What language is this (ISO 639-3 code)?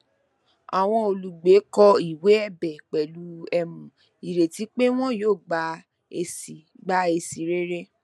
yor